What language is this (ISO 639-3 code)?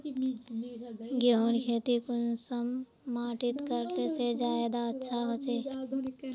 mag